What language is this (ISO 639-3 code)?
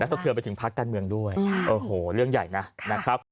tha